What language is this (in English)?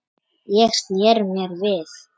Icelandic